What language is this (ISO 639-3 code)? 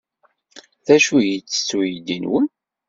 kab